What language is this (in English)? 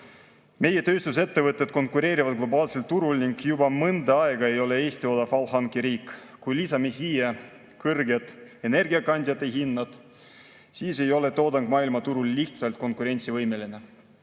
Estonian